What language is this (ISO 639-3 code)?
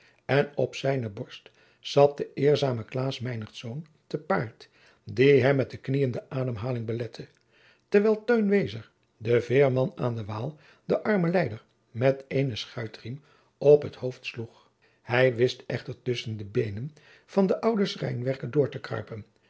nld